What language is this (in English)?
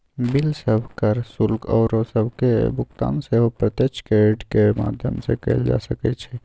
Magahi